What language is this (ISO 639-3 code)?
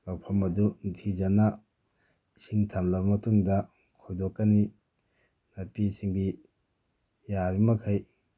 mni